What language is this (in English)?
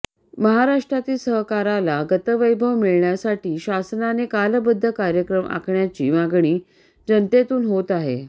Marathi